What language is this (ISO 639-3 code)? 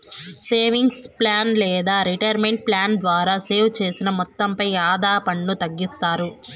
tel